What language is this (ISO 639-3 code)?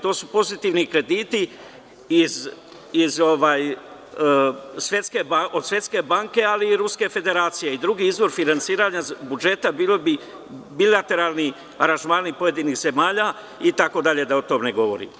srp